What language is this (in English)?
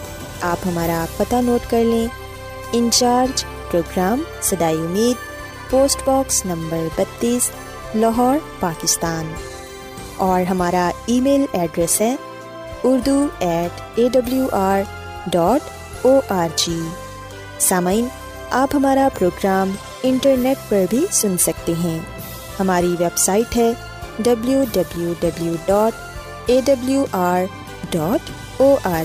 Urdu